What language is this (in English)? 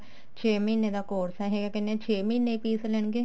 Punjabi